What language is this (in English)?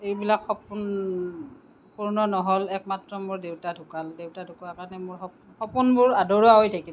Assamese